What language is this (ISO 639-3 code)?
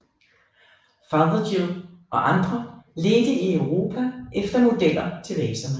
dan